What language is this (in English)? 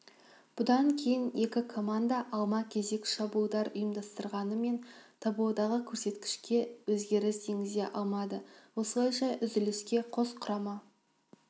Kazakh